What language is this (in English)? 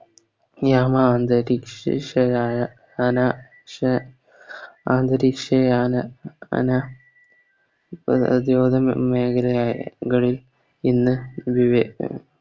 Malayalam